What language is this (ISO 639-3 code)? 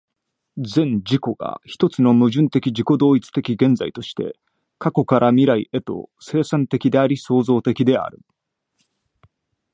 jpn